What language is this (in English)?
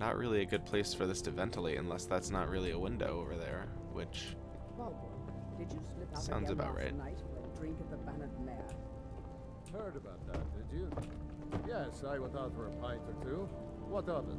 English